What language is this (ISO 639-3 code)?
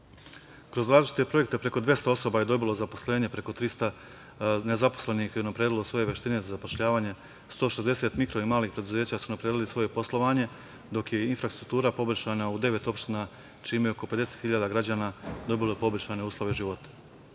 srp